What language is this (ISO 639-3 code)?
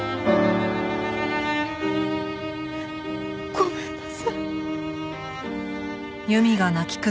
jpn